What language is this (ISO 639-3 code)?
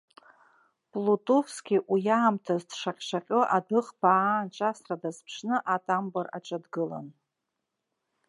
abk